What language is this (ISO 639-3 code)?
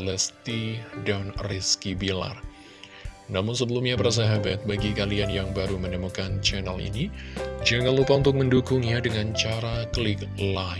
ind